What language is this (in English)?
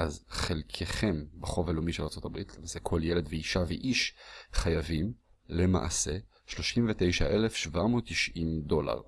Hebrew